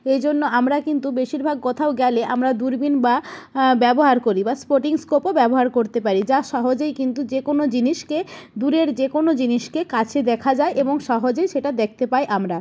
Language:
Bangla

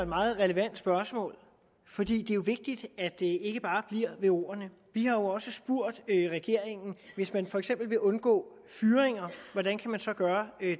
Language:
Danish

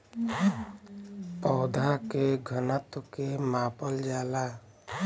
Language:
Bhojpuri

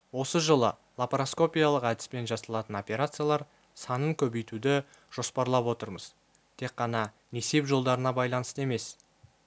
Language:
Kazakh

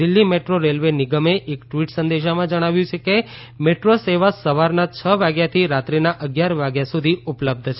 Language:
Gujarati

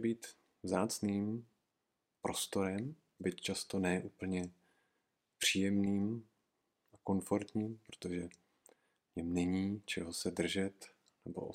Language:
Czech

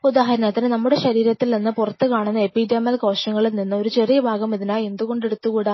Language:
Malayalam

